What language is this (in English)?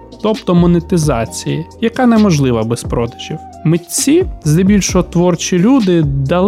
Ukrainian